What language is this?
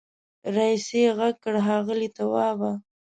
Pashto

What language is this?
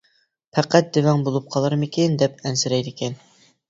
Uyghur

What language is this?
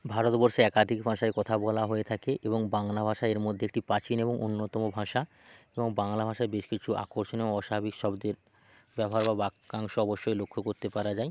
Bangla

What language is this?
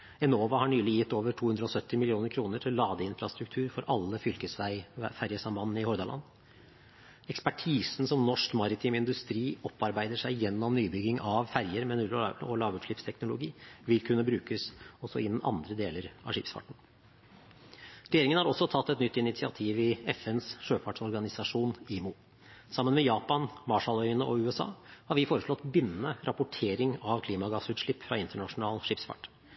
Norwegian Bokmål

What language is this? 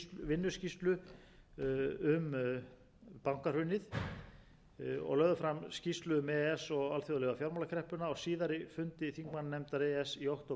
Icelandic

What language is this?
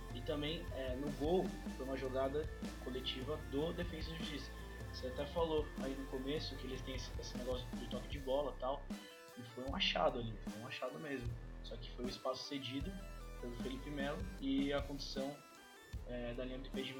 Portuguese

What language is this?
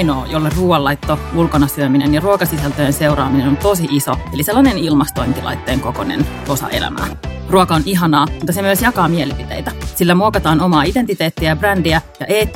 Finnish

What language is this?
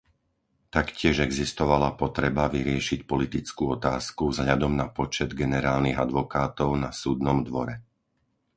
Slovak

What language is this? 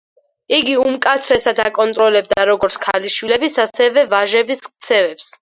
Georgian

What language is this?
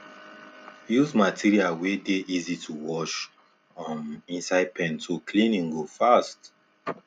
Nigerian Pidgin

